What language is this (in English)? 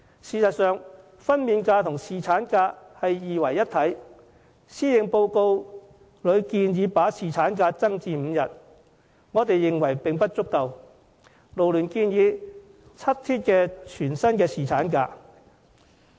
Cantonese